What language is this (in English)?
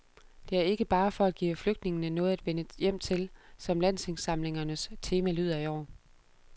Danish